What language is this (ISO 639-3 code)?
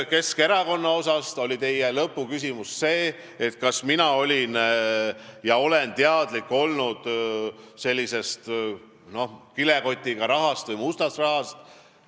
est